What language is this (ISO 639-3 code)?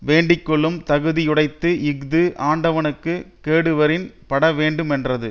tam